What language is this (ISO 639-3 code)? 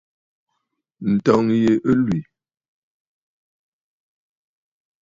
bfd